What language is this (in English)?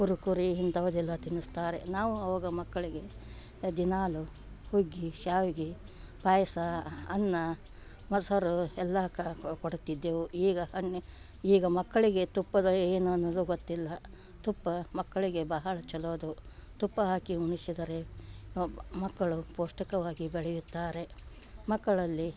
Kannada